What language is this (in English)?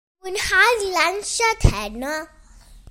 Welsh